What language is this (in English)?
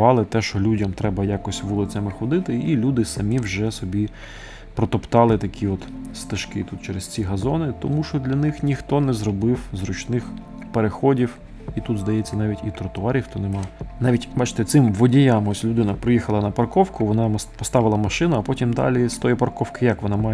Ukrainian